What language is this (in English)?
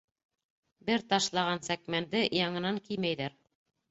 Bashkir